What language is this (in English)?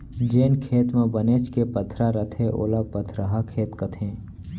Chhattisgarhi